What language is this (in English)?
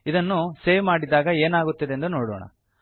Kannada